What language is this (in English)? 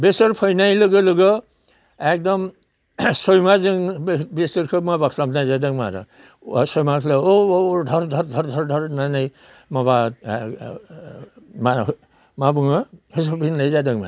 Bodo